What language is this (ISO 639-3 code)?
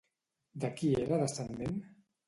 cat